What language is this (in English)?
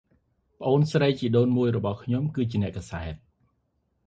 Khmer